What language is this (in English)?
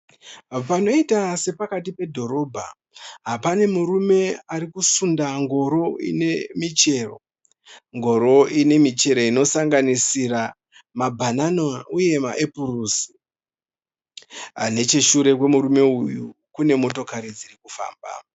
Shona